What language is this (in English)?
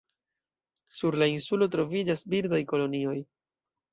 Esperanto